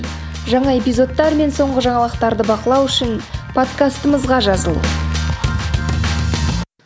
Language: Kazakh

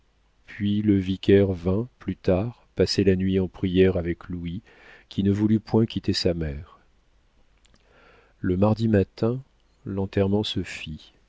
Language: French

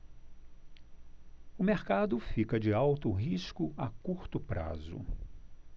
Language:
Portuguese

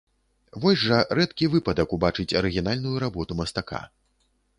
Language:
Belarusian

